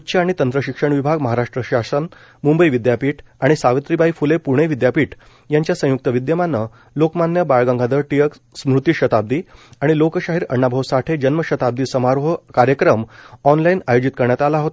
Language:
Marathi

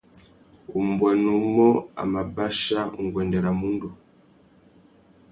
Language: Tuki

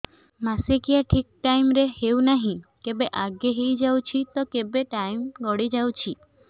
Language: Odia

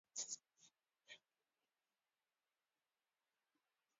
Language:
Welsh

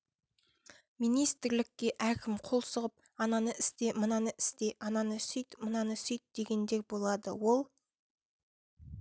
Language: Kazakh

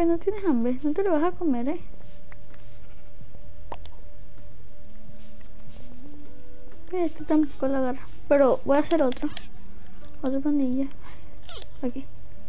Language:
Spanish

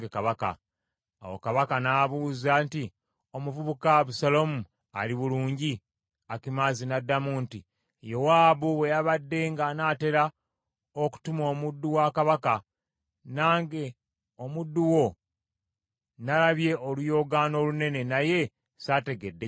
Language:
Ganda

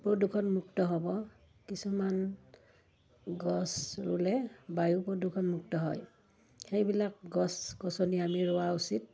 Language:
Assamese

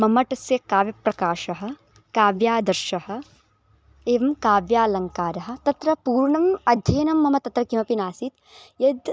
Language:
Sanskrit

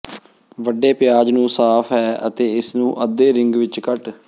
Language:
Punjabi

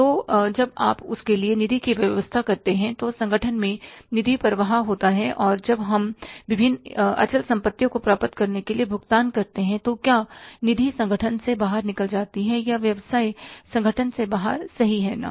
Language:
Hindi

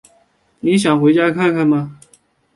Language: Chinese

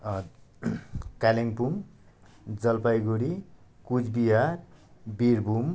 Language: Nepali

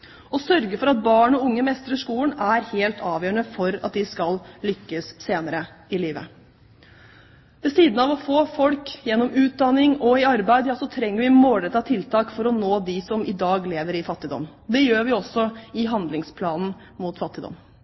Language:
Norwegian Bokmål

